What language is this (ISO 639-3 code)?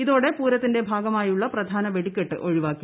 mal